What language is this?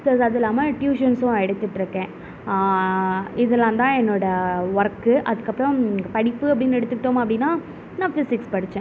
Tamil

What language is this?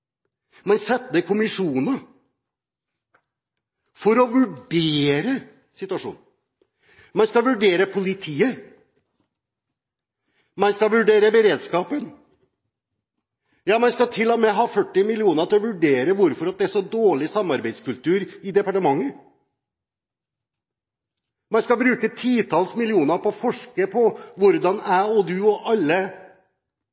Norwegian Bokmål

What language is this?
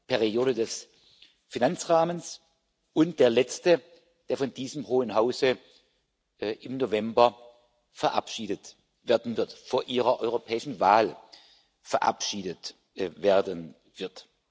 German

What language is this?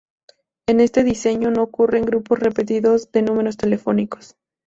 Spanish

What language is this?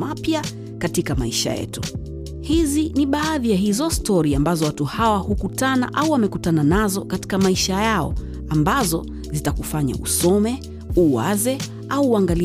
Swahili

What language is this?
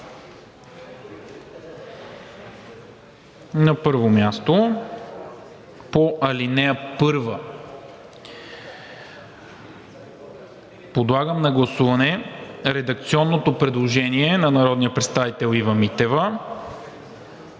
Bulgarian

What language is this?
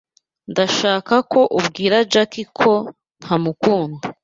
Kinyarwanda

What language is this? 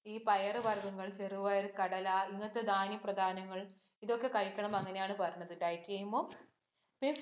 Malayalam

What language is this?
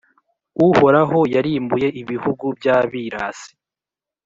Kinyarwanda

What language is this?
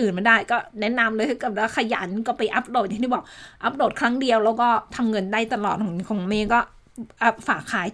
Thai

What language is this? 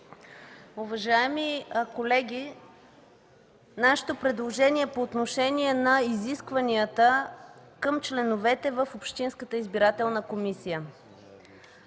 Bulgarian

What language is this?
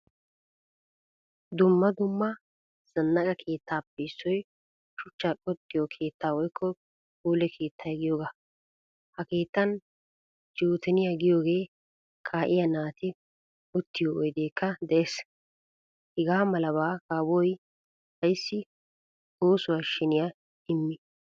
Wolaytta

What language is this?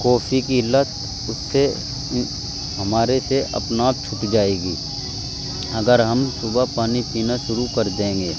Urdu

